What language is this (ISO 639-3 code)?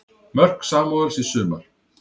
isl